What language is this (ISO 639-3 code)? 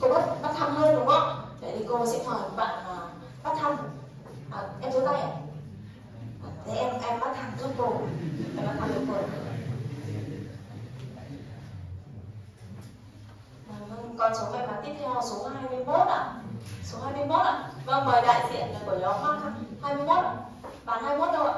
vie